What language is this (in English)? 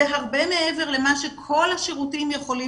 Hebrew